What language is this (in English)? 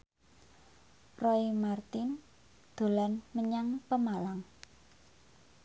Javanese